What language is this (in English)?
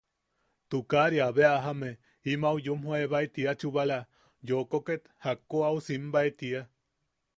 Yaqui